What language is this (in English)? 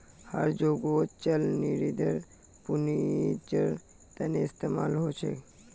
Magahi